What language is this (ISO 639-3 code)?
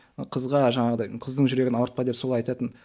kaz